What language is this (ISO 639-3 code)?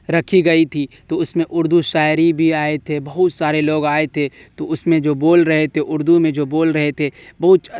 urd